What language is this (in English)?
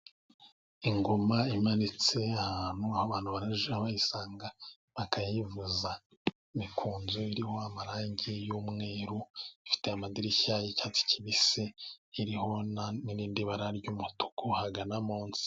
Kinyarwanda